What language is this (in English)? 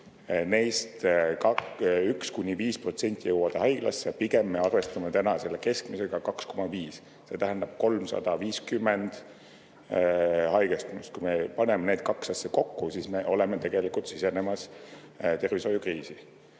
Estonian